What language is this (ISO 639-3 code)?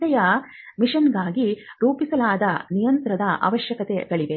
kan